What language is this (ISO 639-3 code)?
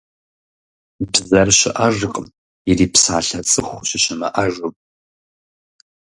kbd